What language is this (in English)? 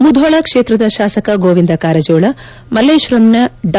Kannada